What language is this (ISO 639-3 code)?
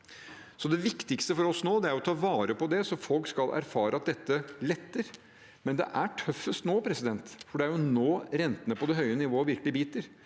nor